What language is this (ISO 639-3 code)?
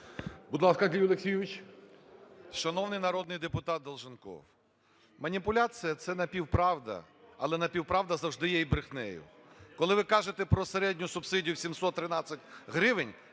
ukr